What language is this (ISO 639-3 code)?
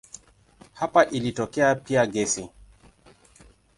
swa